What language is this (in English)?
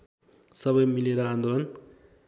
Nepali